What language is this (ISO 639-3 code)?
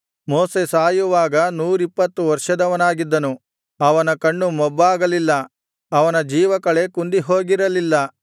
kan